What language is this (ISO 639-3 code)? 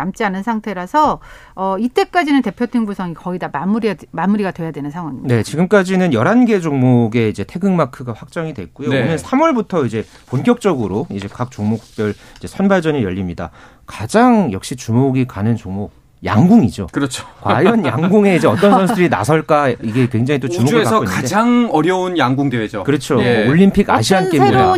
kor